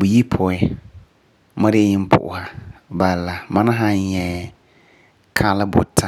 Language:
Frafra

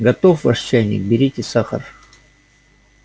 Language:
Russian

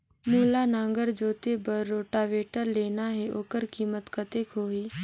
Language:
Chhattisgarhi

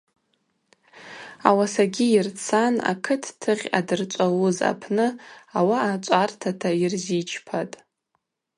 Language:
Abaza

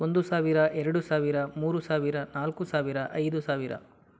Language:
Kannada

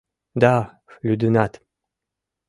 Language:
Mari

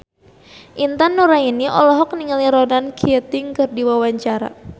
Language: Sundanese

